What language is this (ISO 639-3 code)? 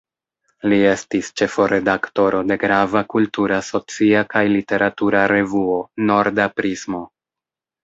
epo